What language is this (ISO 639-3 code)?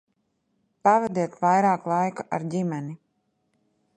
lav